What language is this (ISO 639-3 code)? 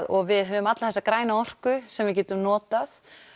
isl